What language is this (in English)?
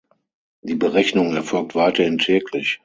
German